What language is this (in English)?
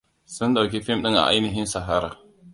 Hausa